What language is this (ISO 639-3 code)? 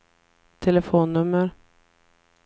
swe